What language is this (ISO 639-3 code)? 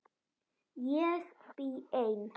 isl